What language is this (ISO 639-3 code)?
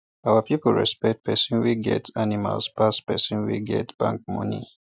pcm